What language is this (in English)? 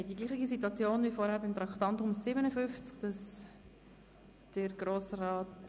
Swiss German